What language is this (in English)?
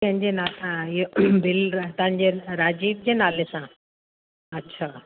Sindhi